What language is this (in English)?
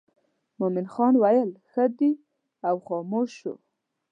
Pashto